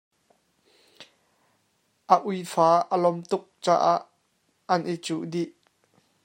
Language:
Hakha Chin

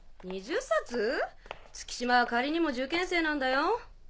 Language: Japanese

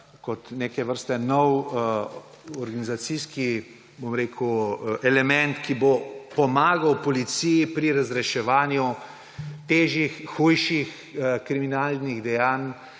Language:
Slovenian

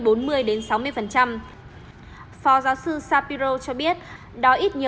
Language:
Vietnamese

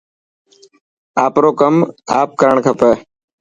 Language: Dhatki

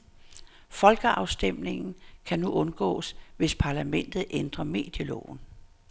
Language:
Danish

